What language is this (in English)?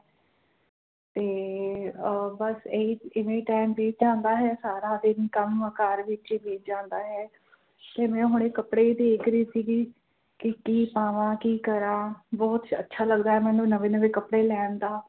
Punjabi